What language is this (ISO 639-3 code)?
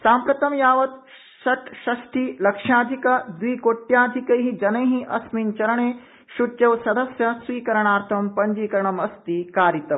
san